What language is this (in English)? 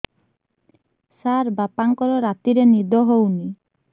Odia